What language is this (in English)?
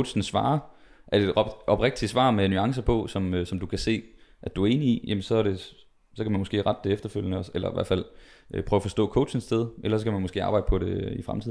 Danish